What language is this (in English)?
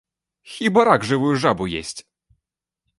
Belarusian